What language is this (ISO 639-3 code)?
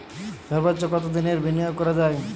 ben